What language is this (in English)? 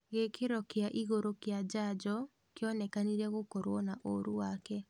Kikuyu